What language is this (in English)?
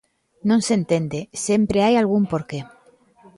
Galician